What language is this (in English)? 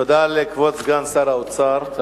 Hebrew